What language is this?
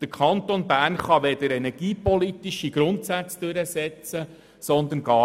Swiss German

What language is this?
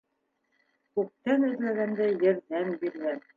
Bashkir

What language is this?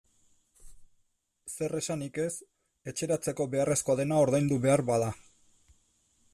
Basque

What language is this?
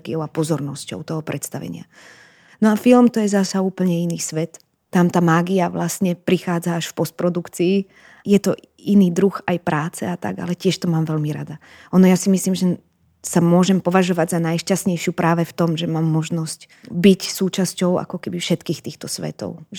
Slovak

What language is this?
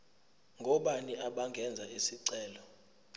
Zulu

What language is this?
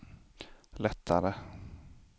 Swedish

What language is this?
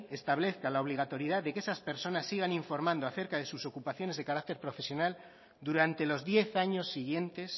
Spanish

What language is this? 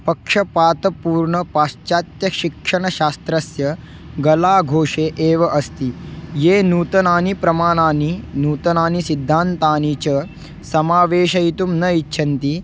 Sanskrit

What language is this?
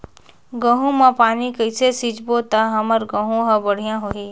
Chhattisgarhi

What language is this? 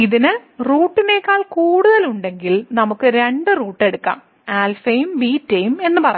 Malayalam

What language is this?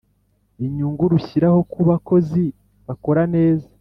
Kinyarwanda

